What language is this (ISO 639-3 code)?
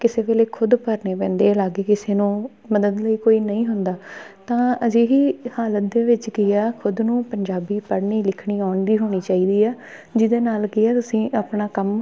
pan